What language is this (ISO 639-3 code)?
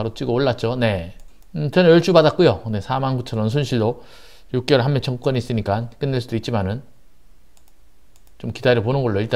kor